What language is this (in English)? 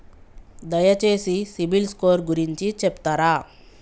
Telugu